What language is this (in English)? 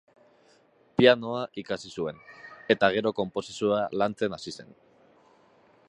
Basque